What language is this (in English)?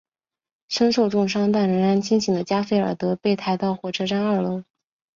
Chinese